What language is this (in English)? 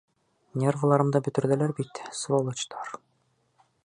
Bashkir